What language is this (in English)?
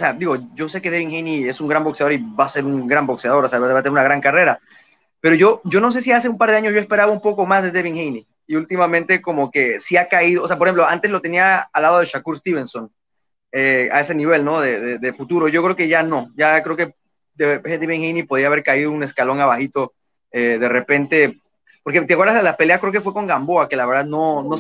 Spanish